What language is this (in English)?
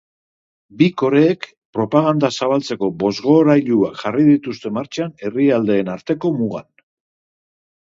Basque